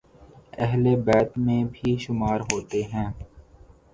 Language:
Urdu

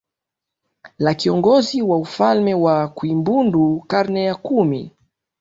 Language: Swahili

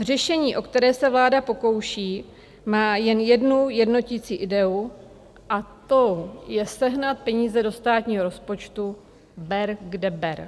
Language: Czech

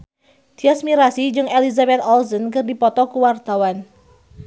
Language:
Sundanese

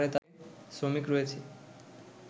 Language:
Bangla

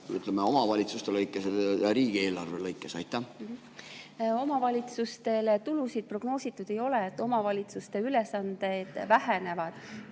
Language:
Estonian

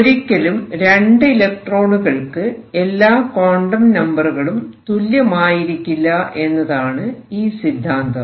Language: Malayalam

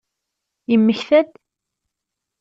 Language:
Kabyle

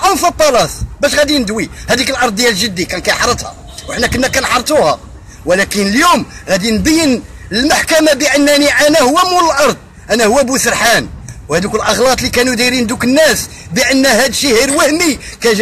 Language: Arabic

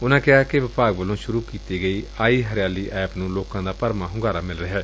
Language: Punjabi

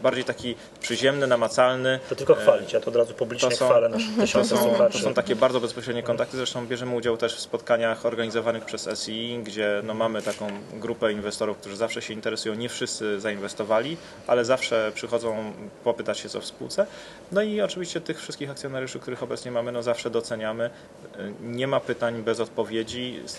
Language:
Polish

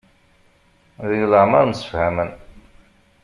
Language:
Kabyle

